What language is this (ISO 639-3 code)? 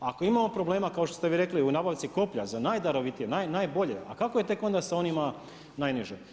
hrv